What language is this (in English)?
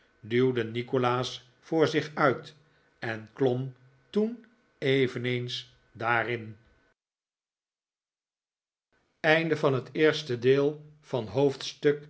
Dutch